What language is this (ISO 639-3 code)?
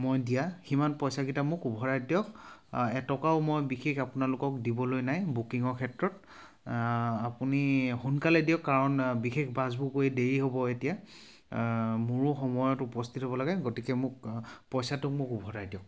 asm